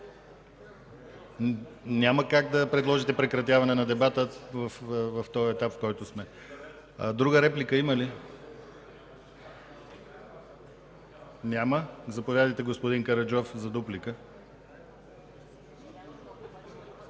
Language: Bulgarian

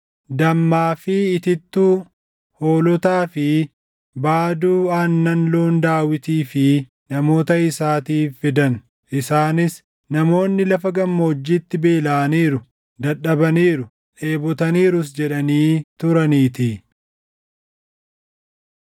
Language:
Oromo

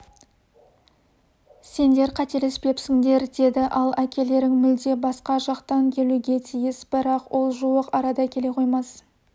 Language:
Kazakh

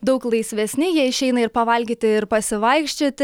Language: Lithuanian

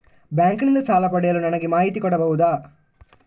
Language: Kannada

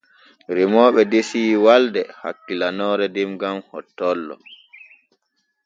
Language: Borgu Fulfulde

